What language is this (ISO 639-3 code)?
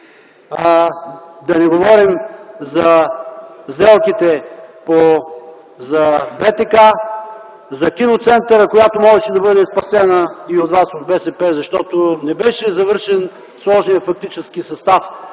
bul